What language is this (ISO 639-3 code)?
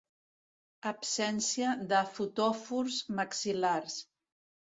cat